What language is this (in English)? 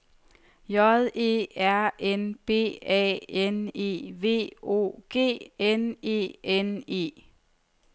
Danish